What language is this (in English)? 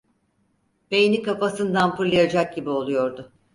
Turkish